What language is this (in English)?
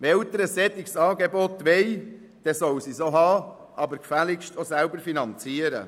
Swiss German